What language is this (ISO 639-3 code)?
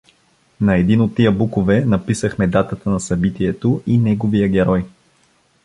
bul